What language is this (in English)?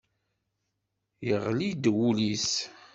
Kabyle